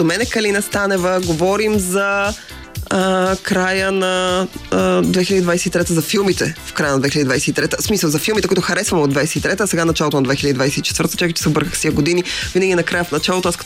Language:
Bulgarian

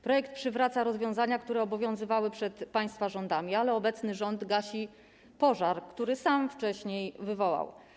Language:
Polish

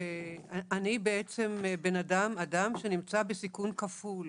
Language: Hebrew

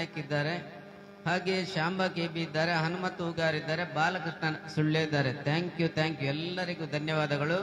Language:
Kannada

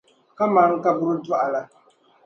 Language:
Dagbani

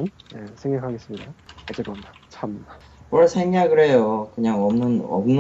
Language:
Korean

